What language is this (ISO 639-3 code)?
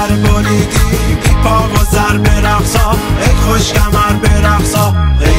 fas